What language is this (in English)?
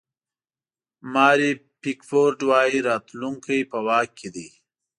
Pashto